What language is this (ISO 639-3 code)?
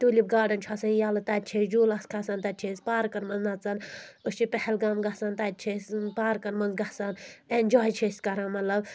kas